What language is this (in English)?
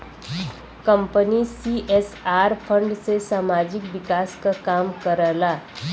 Bhojpuri